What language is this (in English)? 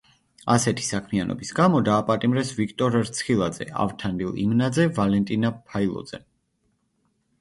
Georgian